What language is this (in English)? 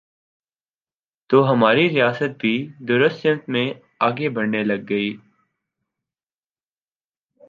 Urdu